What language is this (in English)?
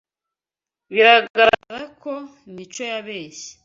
Kinyarwanda